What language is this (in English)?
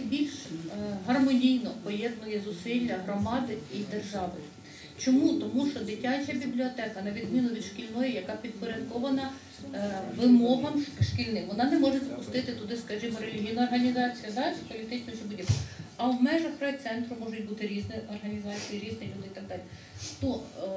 Ukrainian